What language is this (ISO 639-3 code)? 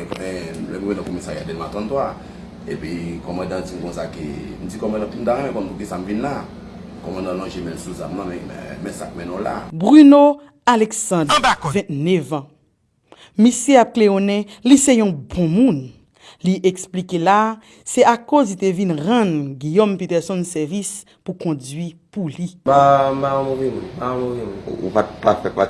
fra